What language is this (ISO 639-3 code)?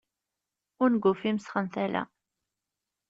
kab